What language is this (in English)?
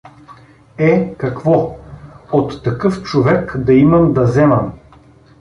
Bulgarian